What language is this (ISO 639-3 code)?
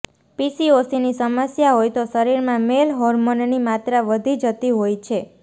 guj